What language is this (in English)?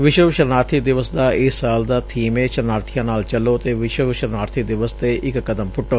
Punjabi